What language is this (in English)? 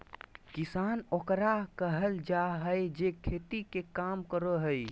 Magahi